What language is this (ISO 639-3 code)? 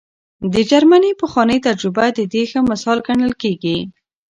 pus